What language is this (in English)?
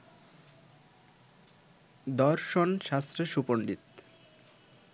Bangla